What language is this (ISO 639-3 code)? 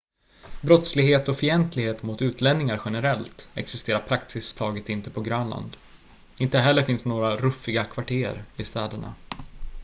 swe